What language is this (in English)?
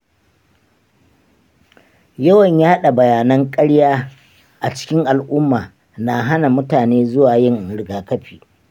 Hausa